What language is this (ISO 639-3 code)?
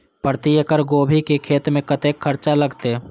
mai